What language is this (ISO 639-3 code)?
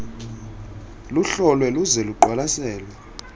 xho